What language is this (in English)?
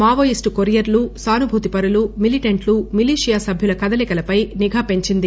Telugu